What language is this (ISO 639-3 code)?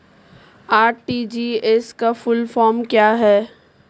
hin